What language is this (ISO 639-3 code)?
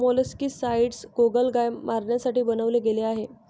mar